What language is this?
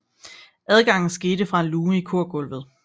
Danish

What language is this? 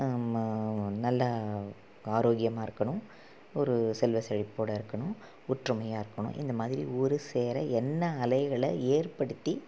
Tamil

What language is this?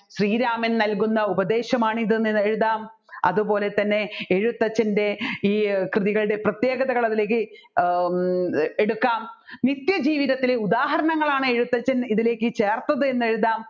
Malayalam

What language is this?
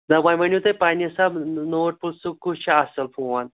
Kashmiri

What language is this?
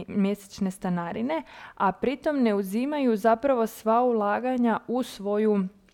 Croatian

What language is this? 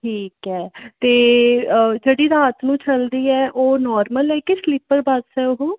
Punjabi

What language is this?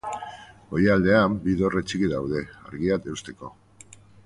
Basque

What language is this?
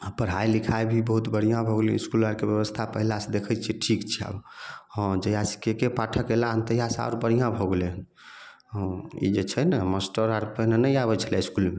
Maithili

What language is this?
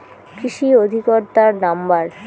Bangla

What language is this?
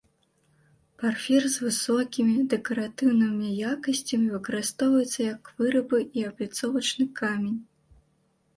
Belarusian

